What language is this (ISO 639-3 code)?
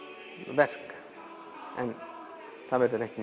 isl